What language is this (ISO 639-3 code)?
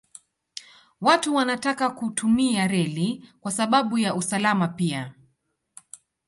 swa